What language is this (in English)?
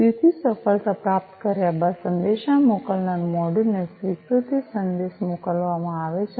Gujarati